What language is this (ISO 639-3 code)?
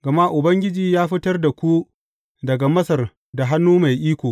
hau